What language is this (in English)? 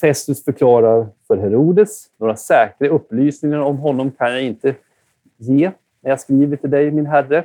Swedish